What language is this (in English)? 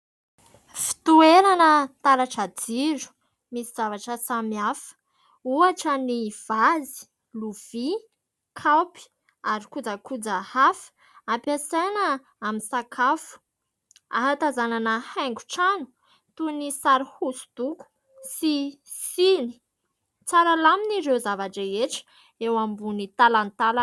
Malagasy